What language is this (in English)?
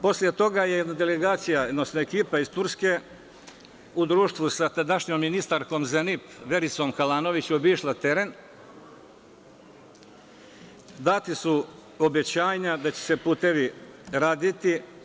Serbian